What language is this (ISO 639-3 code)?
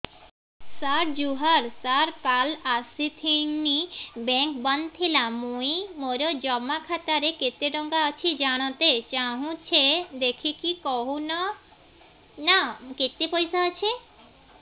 ori